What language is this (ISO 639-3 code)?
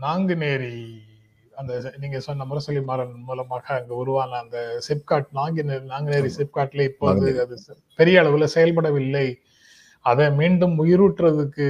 tam